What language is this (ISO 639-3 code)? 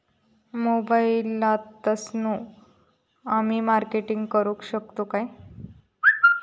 mar